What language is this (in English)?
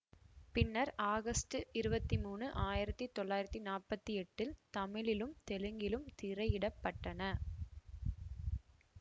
Tamil